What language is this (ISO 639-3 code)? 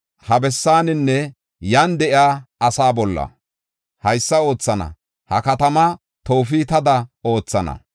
gof